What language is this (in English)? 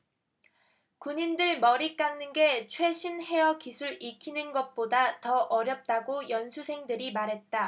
Korean